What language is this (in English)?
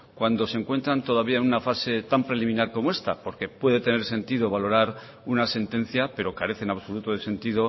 Spanish